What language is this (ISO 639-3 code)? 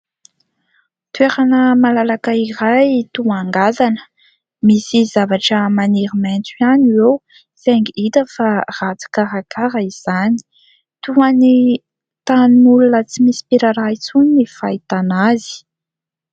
mlg